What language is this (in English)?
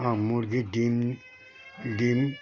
Bangla